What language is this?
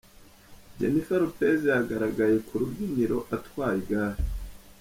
Kinyarwanda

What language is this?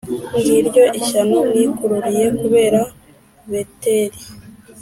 Kinyarwanda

